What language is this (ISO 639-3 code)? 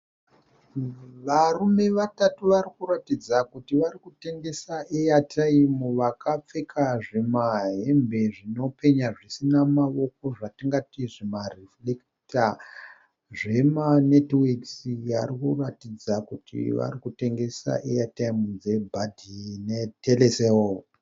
sna